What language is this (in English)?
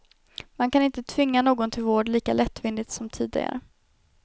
Swedish